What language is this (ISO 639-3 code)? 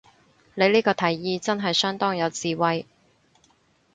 yue